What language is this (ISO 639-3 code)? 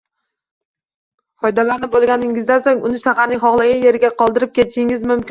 uzb